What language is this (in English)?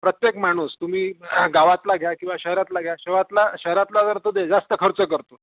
Marathi